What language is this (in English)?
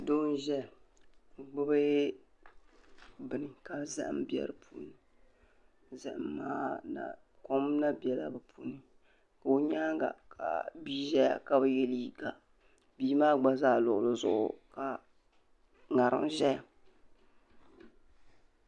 Dagbani